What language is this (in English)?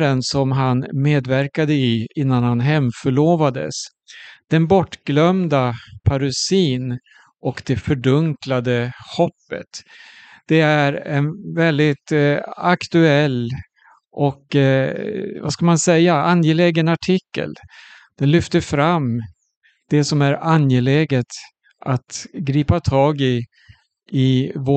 Swedish